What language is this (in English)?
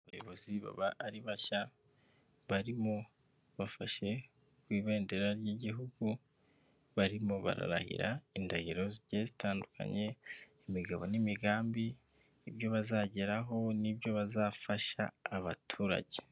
Kinyarwanda